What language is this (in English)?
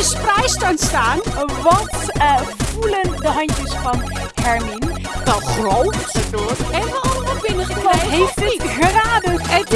Dutch